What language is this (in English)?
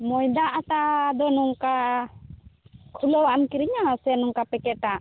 Santali